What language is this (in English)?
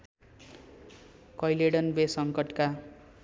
Nepali